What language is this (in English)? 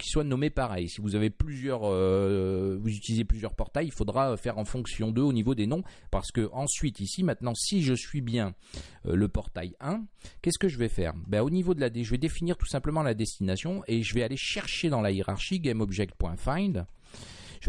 French